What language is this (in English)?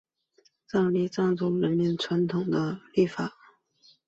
Chinese